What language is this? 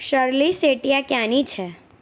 Gujarati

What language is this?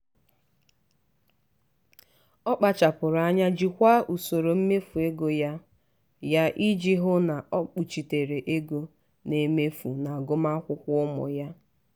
Igbo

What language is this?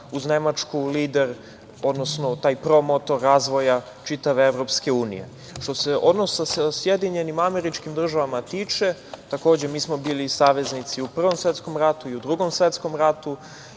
Serbian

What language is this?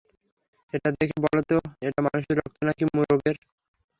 Bangla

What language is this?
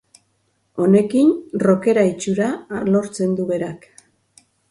Basque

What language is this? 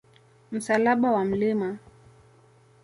Swahili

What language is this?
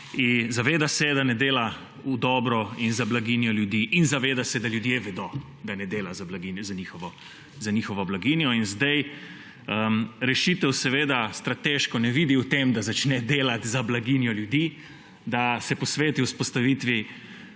Slovenian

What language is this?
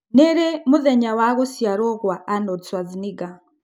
Kikuyu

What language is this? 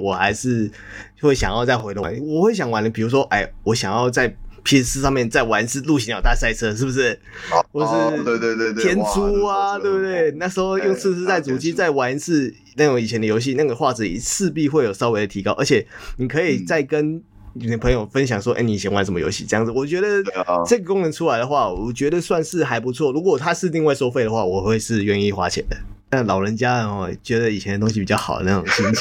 Chinese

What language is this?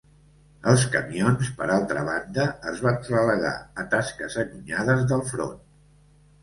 Catalan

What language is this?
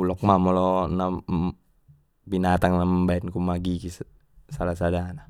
Batak Mandailing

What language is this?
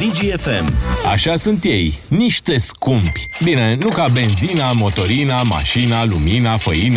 Romanian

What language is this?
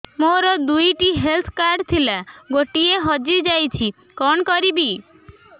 Odia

